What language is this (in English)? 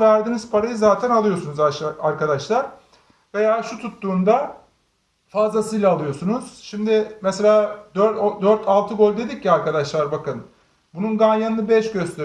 Turkish